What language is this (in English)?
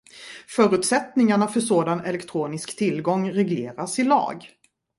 Swedish